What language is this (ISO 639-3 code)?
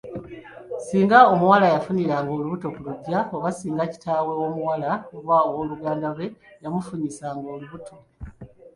lug